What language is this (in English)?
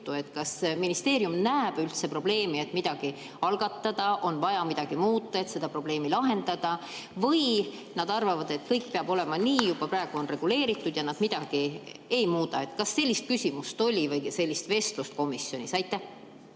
Estonian